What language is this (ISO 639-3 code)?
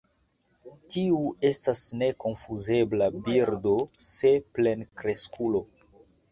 epo